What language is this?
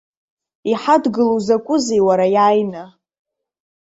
Abkhazian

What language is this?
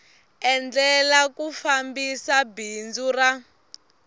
Tsonga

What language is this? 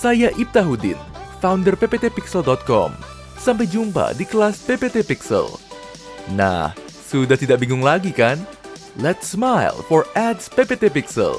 Indonesian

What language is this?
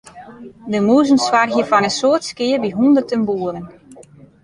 Western Frisian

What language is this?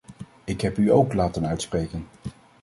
Dutch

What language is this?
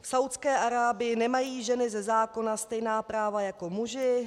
Czech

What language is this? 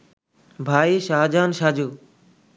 Bangla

